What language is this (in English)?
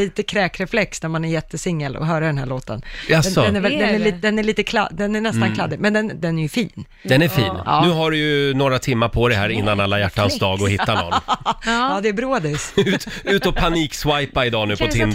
Swedish